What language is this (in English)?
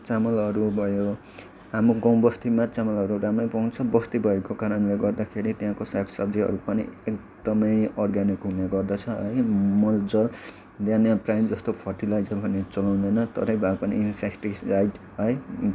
Nepali